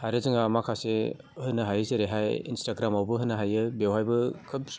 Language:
Bodo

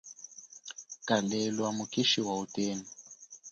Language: Chokwe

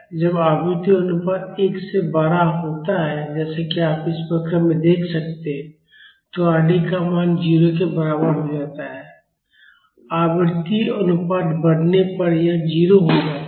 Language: Hindi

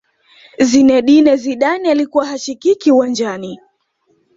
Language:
Swahili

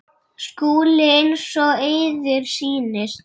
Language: Icelandic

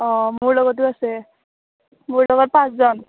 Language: Assamese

